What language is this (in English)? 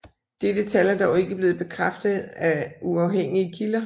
Danish